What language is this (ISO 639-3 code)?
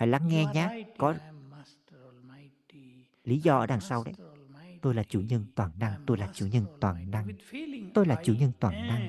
vie